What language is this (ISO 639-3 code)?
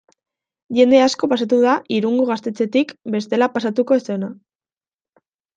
eus